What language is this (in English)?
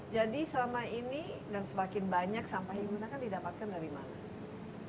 Indonesian